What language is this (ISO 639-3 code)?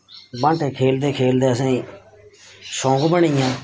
doi